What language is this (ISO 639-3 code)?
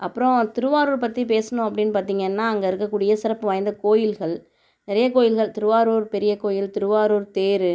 tam